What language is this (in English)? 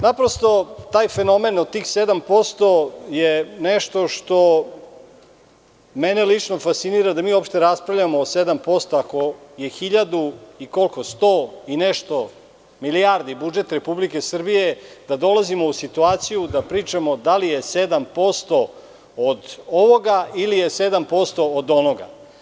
Serbian